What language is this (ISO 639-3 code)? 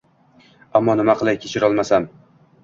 uzb